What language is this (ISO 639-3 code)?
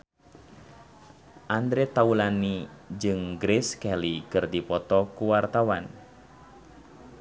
sun